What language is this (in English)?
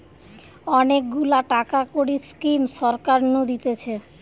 Bangla